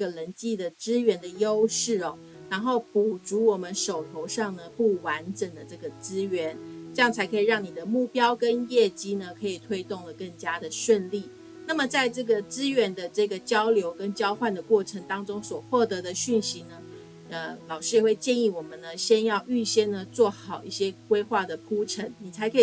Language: Chinese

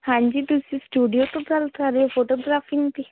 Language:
Punjabi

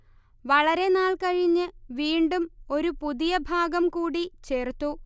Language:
Malayalam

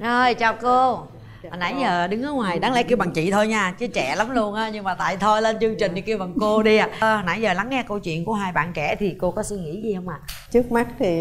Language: Vietnamese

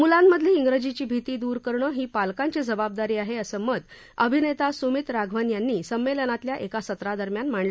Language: Marathi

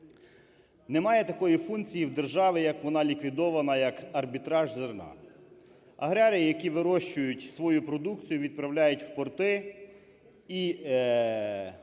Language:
Ukrainian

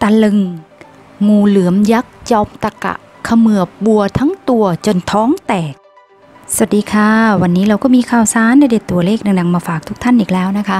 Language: Thai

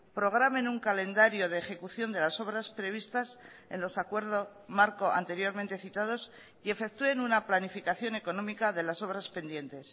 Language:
Spanish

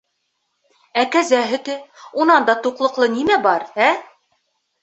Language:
Bashkir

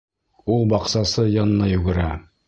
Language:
Bashkir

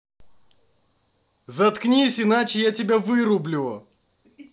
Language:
Russian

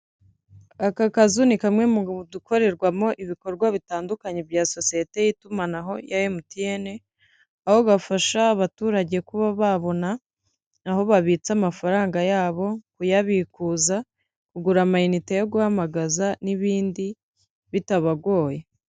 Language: Kinyarwanda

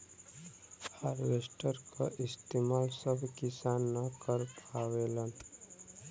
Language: Bhojpuri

